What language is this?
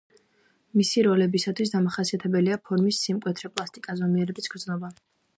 Georgian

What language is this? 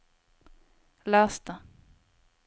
Norwegian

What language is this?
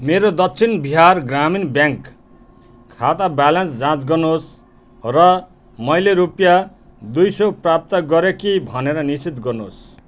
Nepali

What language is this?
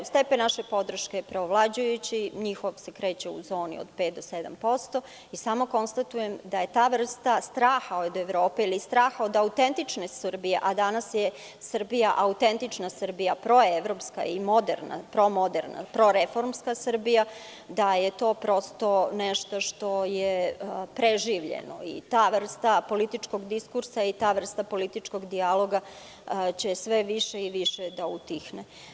Serbian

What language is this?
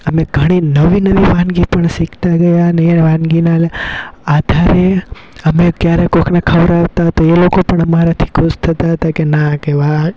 Gujarati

